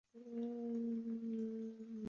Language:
Chinese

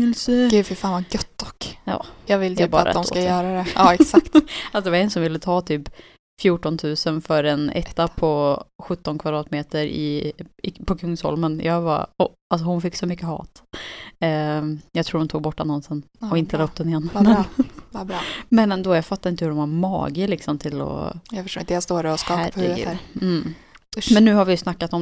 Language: Swedish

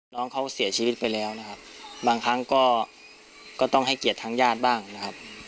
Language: Thai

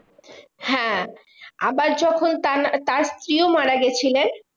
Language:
Bangla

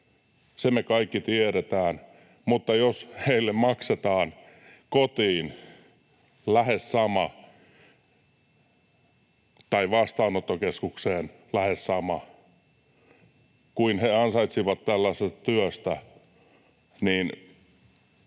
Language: Finnish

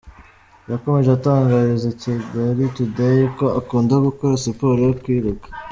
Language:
Kinyarwanda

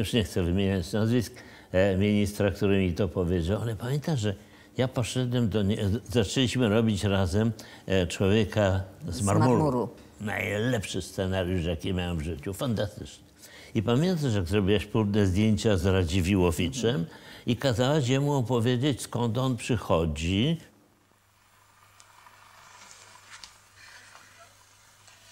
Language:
Polish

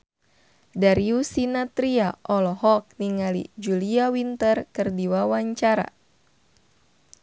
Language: Sundanese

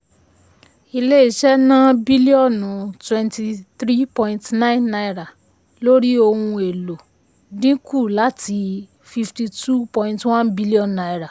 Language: Yoruba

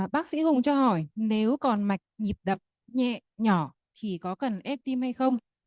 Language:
Vietnamese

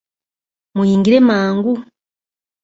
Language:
Ganda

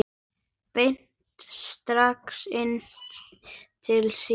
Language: Icelandic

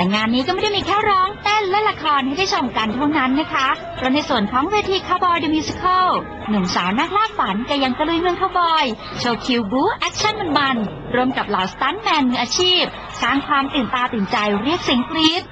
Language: Thai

